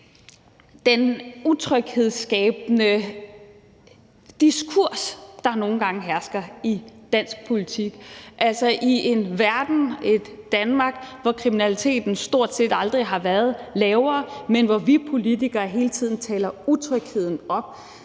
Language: Danish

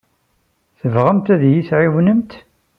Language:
Kabyle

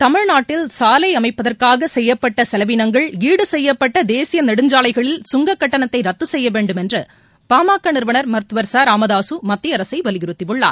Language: Tamil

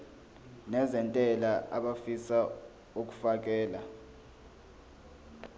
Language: Zulu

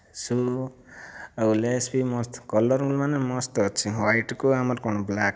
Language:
Odia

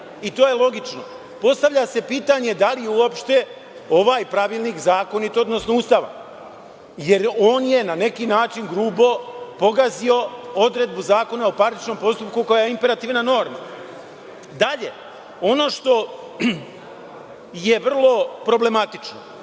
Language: Serbian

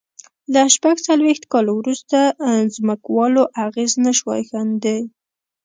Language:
Pashto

